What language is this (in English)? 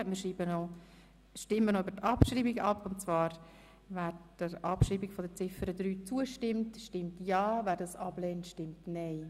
Swiss German